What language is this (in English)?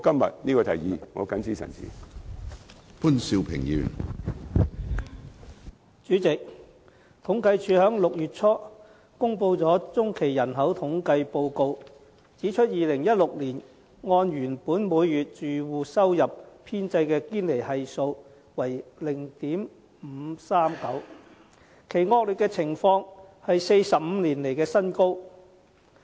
Cantonese